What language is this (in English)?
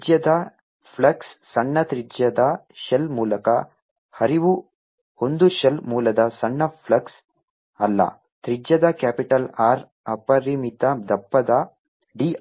Kannada